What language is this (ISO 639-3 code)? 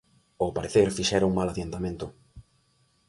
glg